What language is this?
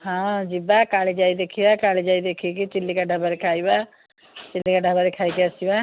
Odia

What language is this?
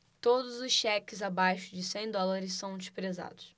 Portuguese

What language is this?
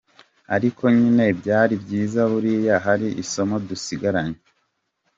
Kinyarwanda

